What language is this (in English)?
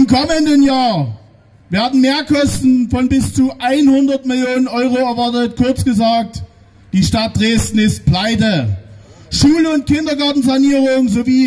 German